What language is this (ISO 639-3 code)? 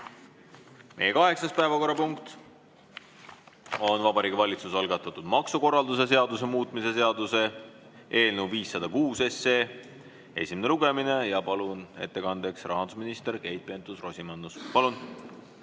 est